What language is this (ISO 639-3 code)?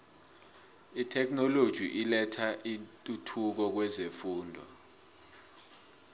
nbl